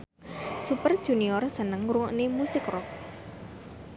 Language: Javanese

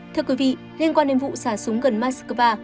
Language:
Vietnamese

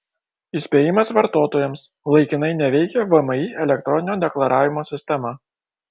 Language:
Lithuanian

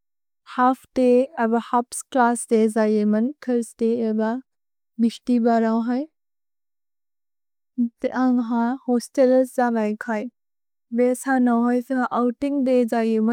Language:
Bodo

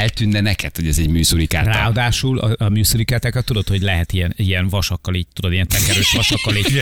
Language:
Hungarian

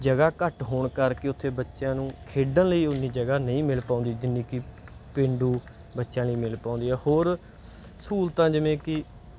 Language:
Punjabi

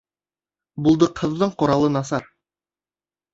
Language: Bashkir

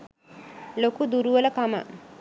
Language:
Sinhala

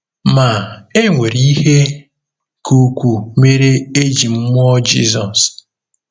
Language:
Igbo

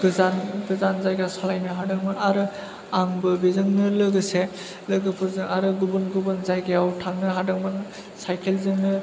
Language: Bodo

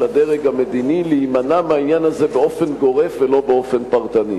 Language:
Hebrew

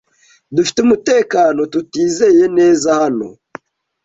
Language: Kinyarwanda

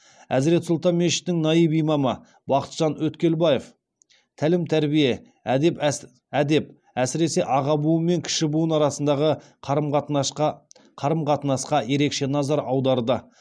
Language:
Kazakh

